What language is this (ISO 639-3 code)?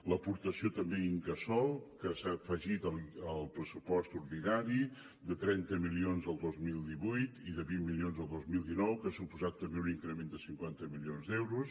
cat